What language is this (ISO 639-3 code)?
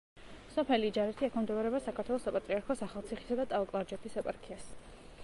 kat